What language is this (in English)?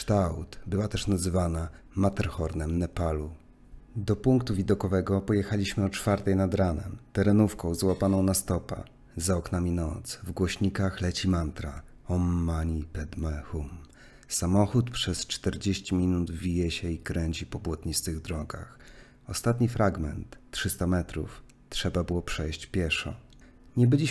Polish